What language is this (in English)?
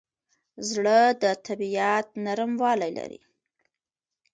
Pashto